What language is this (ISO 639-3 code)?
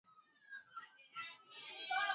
swa